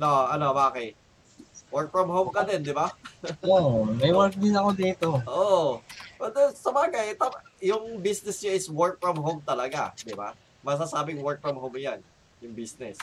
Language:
Filipino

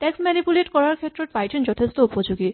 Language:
Assamese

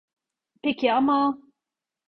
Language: Turkish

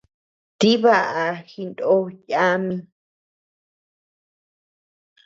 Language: Tepeuxila Cuicatec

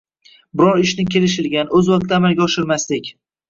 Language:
Uzbek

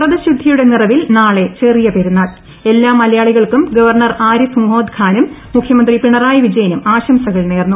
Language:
Malayalam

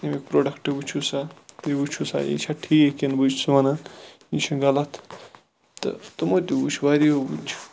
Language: Kashmiri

